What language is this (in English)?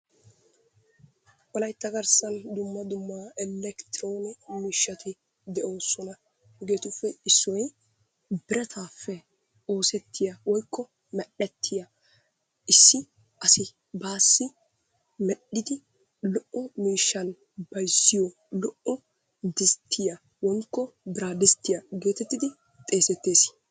Wolaytta